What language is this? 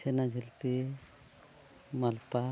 Santali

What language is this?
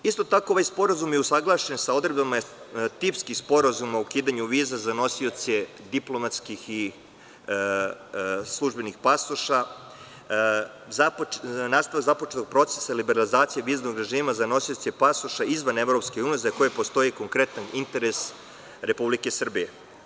Serbian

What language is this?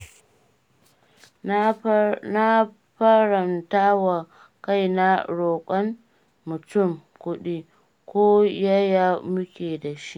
Hausa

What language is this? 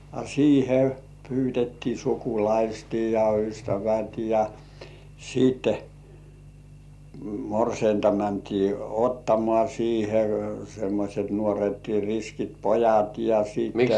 Finnish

